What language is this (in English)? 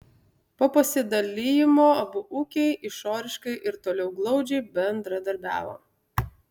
Lithuanian